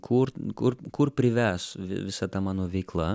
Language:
Lithuanian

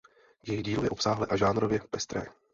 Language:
Czech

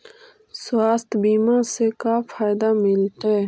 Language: Magahi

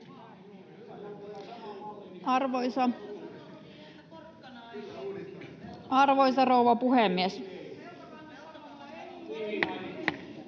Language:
Finnish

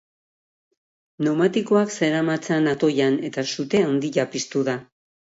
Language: Basque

